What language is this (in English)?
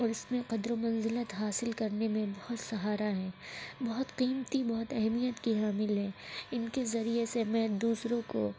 Urdu